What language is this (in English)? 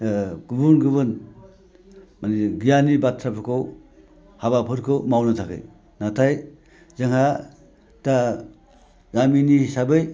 Bodo